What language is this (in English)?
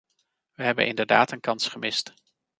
Dutch